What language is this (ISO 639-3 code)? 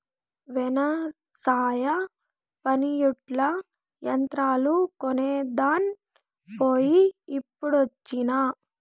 tel